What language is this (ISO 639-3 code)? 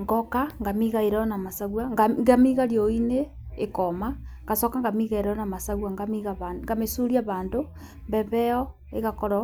kik